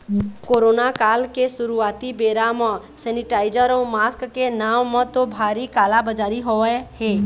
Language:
Chhattisgarhi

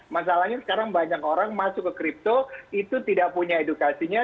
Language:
Indonesian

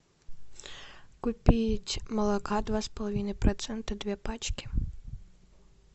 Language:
Russian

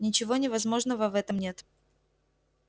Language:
Russian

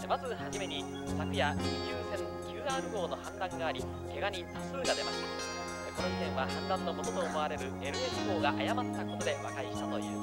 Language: Japanese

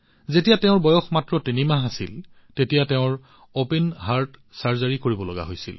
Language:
Assamese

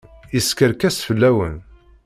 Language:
Kabyle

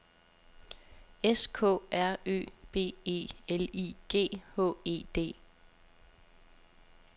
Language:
Danish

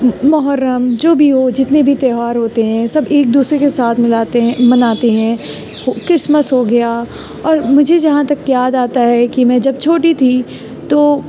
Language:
Urdu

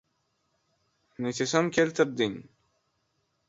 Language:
Uzbek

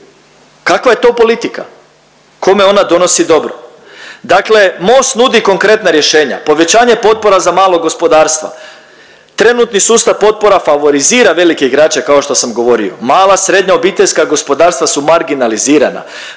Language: Croatian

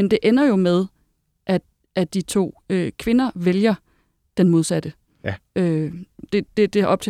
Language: Danish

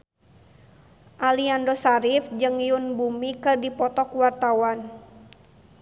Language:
Sundanese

